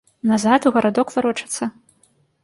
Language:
Belarusian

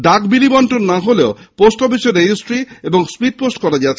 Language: Bangla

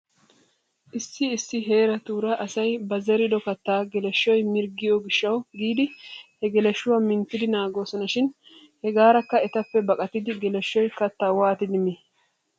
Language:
Wolaytta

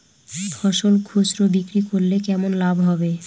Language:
Bangla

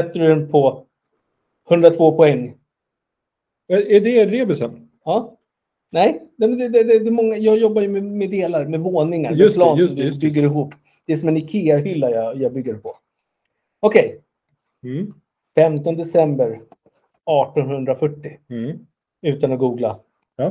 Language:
Swedish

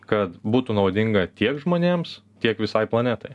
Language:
Lithuanian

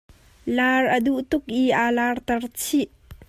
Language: Hakha Chin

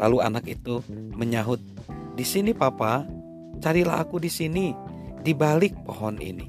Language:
Indonesian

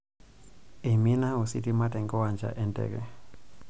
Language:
Masai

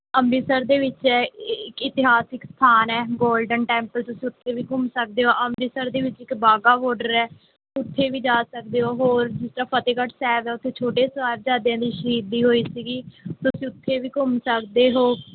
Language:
Punjabi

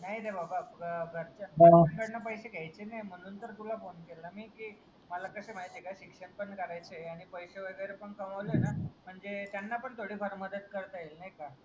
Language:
Marathi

